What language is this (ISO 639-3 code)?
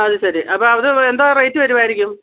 mal